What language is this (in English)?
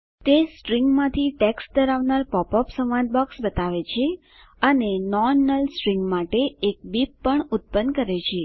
Gujarati